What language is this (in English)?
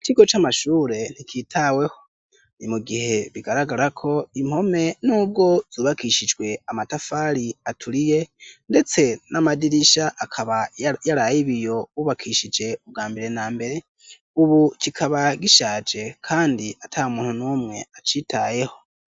Rundi